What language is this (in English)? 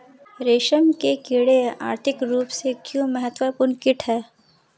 Hindi